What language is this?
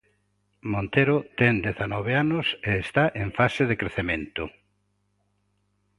Galician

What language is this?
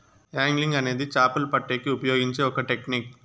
Telugu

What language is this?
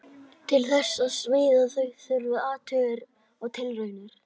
Icelandic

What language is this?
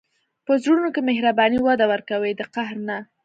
Pashto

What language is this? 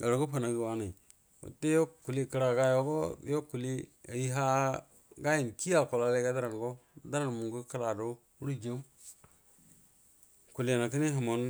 Buduma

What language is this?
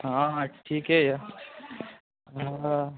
Maithili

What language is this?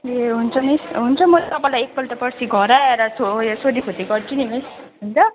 Nepali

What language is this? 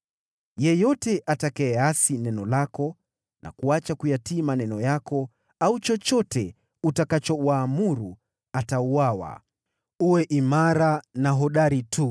Swahili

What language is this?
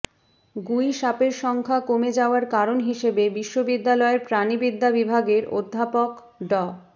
Bangla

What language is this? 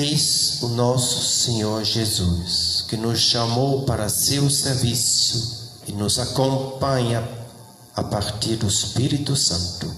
Portuguese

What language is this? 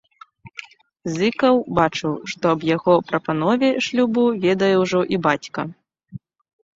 Belarusian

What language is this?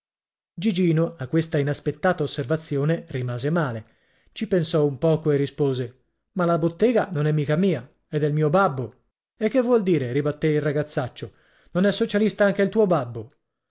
Italian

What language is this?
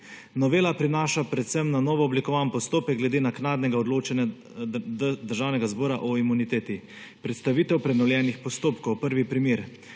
Slovenian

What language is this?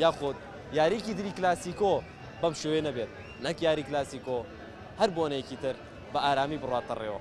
Arabic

